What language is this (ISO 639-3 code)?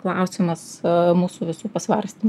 lit